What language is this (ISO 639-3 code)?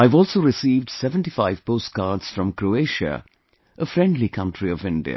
eng